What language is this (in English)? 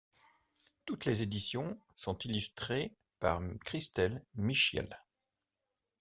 French